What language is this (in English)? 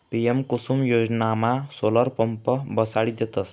Marathi